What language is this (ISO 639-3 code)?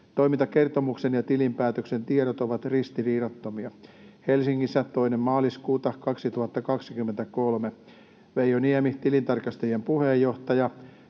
fin